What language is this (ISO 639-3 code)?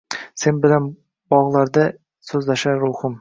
uzb